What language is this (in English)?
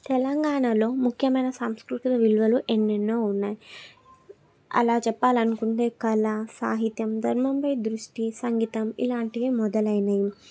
Telugu